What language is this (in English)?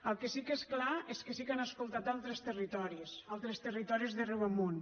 Catalan